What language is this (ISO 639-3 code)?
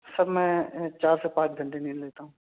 urd